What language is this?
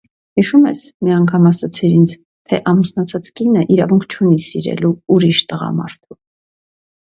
Armenian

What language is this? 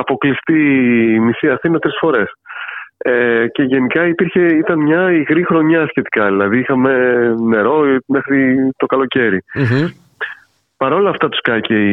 Greek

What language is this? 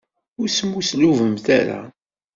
Kabyle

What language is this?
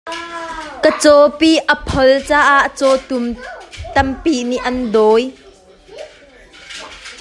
Hakha Chin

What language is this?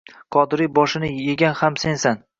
Uzbek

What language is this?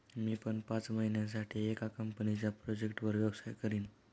Marathi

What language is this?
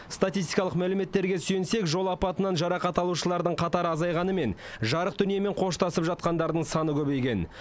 Kazakh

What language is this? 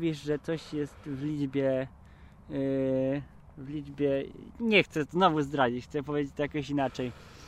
Polish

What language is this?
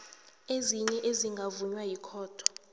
South Ndebele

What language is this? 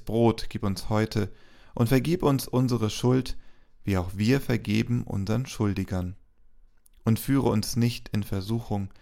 German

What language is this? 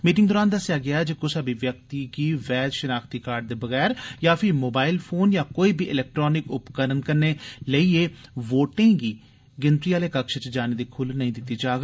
Dogri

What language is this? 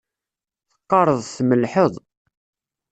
Kabyle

